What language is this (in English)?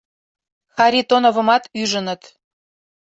Mari